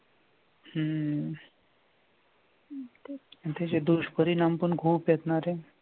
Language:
Marathi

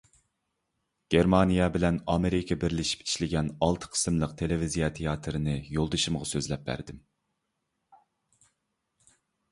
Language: Uyghur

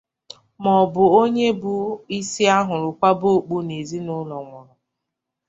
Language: Igbo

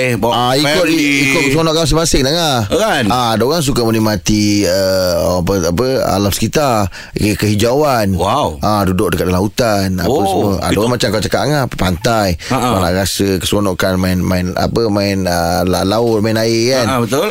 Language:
Malay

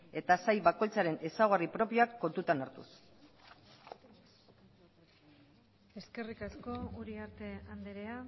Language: Basque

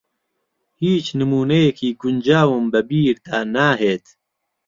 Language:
Central Kurdish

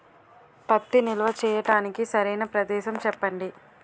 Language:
Telugu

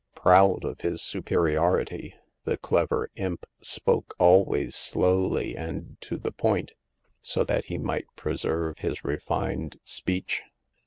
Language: English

